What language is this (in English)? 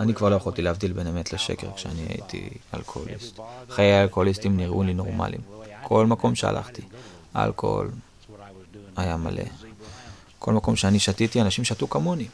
Hebrew